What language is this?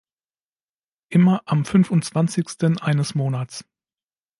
German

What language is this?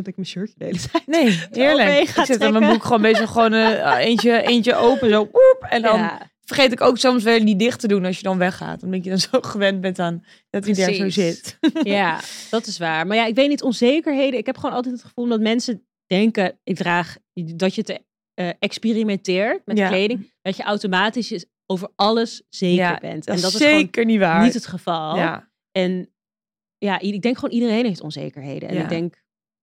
Dutch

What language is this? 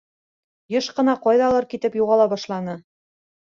Bashkir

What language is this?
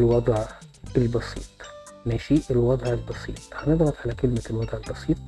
Arabic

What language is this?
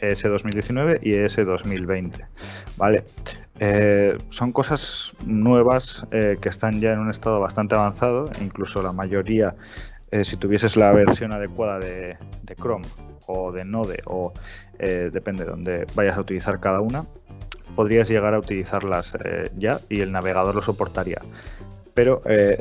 Spanish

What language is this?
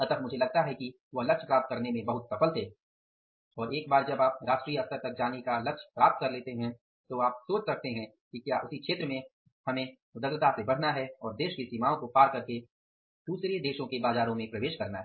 Hindi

